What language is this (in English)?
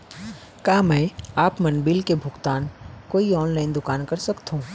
Chhattisgarhi